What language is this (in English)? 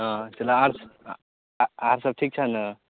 Maithili